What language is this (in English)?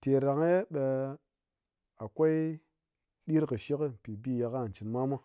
Ngas